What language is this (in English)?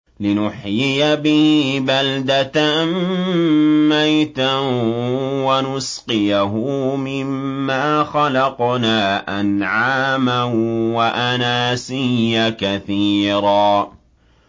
Arabic